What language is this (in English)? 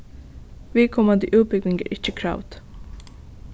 Faroese